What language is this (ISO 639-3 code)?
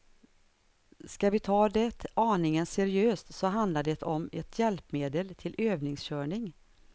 swe